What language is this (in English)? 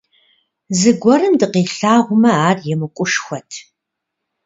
Kabardian